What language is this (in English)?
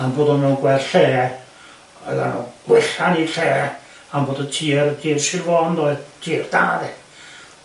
Welsh